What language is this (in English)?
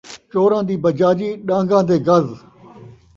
Saraiki